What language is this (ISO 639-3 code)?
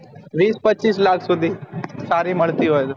guj